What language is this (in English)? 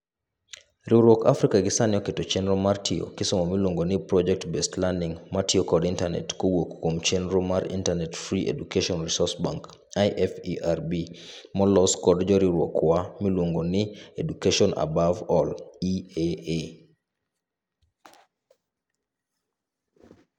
Luo (Kenya and Tanzania)